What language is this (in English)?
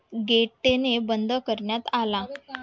Marathi